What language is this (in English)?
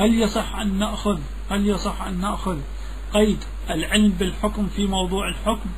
Arabic